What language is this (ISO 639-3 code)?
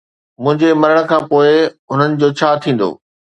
snd